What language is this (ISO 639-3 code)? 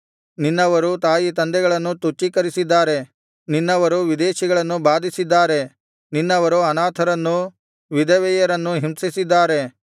kan